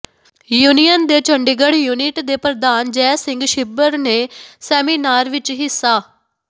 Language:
Punjabi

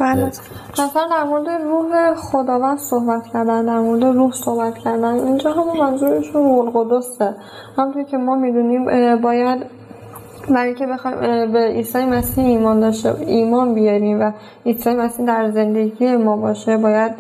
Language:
Persian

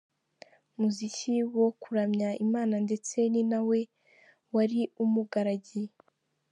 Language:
Kinyarwanda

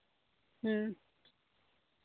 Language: Santali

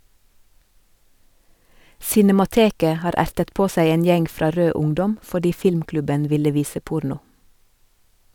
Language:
Norwegian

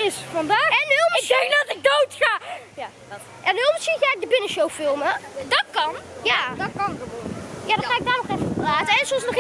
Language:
Dutch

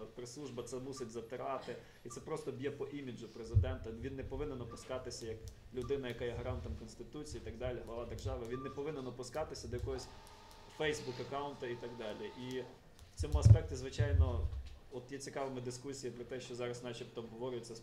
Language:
Ukrainian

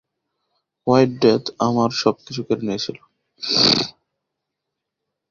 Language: Bangla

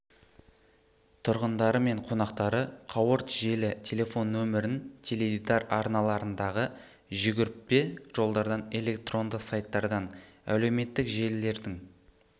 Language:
Kazakh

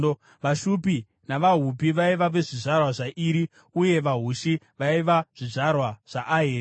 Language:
Shona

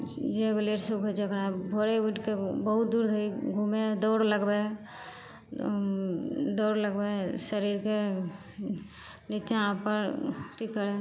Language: Maithili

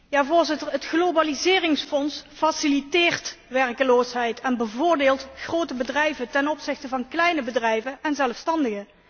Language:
Dutch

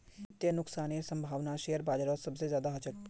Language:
Magahi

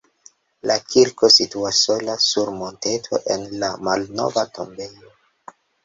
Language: Esperanto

